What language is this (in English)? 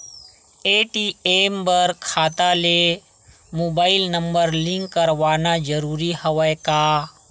Chhattisgarhi